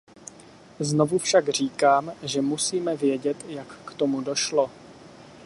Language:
Czech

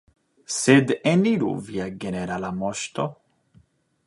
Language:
Esperanto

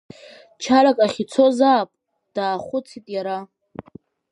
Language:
Abkhazian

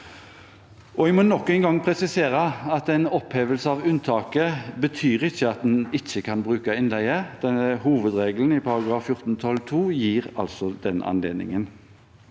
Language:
Norwegian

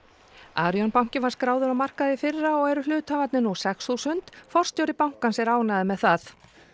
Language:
Icelandic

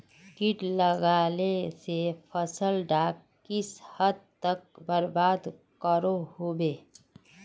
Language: Magahi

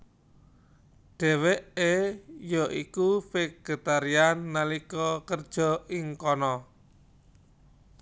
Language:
Javanese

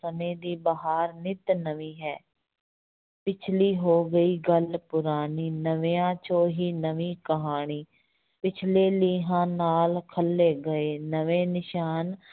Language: Punjabi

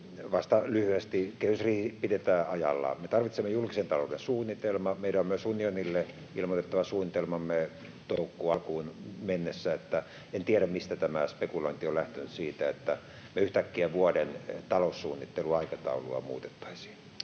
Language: Finnish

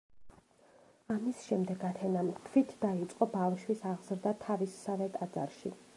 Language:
Georgian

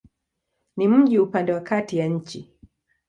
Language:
Swahili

